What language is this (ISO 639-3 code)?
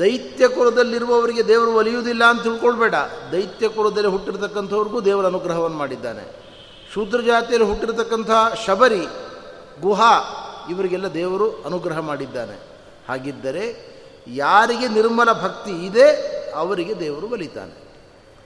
kan